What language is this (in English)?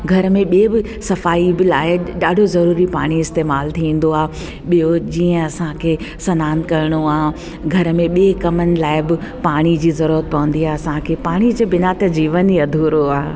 Sindhi